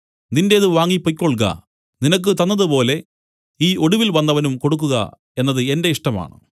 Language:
Malayalam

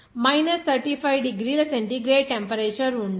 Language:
Telugu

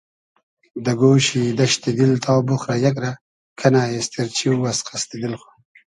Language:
Hazaragi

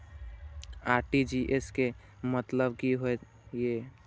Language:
Maithili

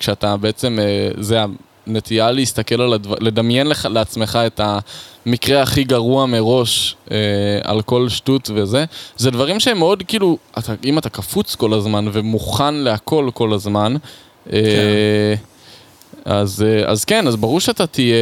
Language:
Hebrew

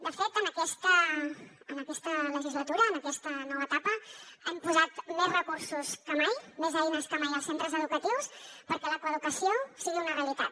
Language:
Catalan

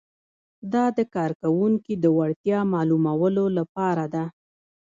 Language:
Pashto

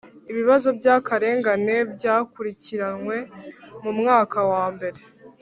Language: Kinyarwanda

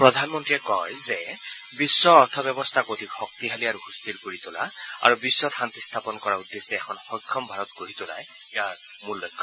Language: Assamese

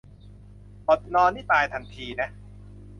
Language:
Thai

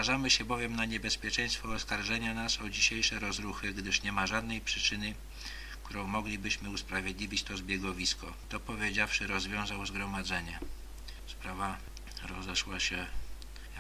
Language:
Polish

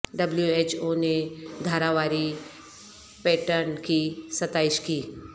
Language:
Urdu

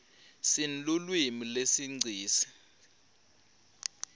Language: Swati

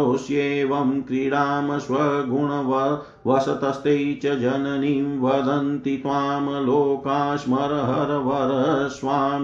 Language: Hindi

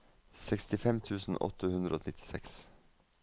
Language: Norwegian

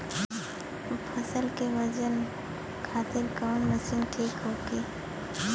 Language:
Bhojpuri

